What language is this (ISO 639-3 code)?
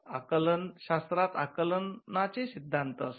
mar